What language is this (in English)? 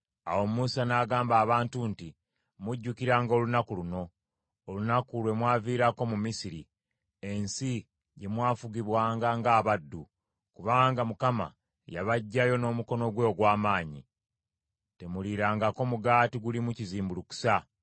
Ganda